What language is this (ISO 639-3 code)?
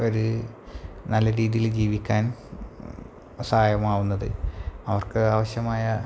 mal